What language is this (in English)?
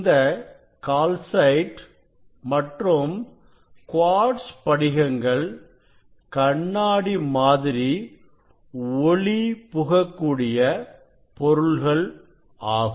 Tamil